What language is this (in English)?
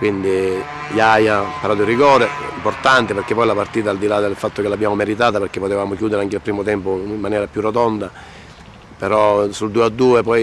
Italian